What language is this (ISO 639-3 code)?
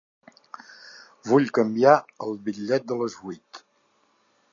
cat